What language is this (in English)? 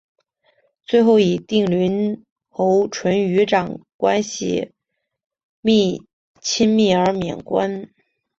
Chinese